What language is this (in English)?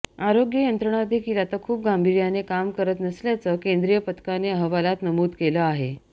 Marathi